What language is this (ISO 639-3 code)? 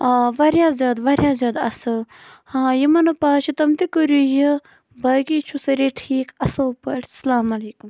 kas